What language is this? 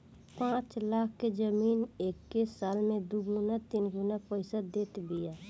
Bhojpuri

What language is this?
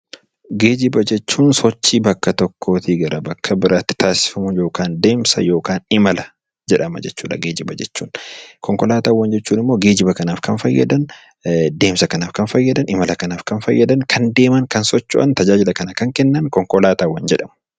Oromo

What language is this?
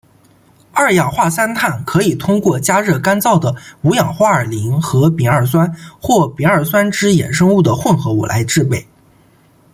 Chinese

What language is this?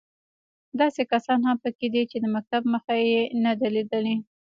Pashto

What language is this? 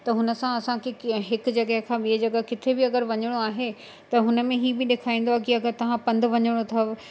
Sindhi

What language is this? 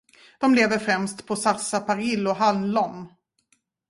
Swedish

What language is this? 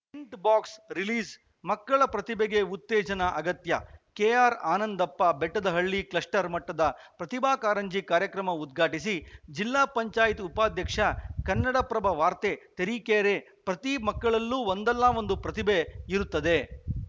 Kannada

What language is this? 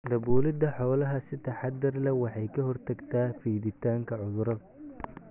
Somali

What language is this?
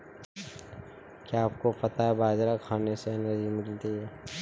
Hindi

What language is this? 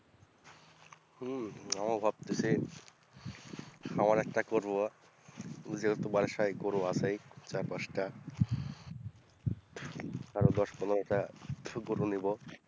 Bangla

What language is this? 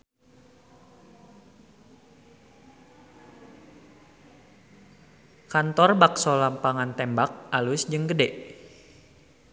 Sundanese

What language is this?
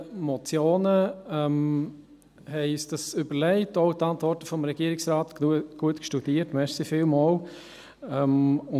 Swiss German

